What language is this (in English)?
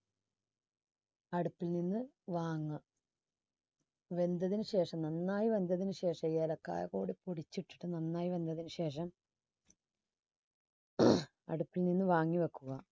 Malayalam